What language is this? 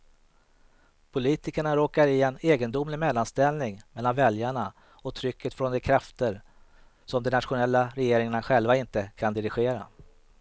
Swedish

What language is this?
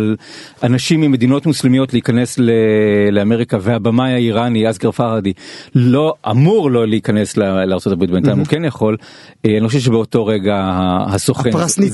Hebrew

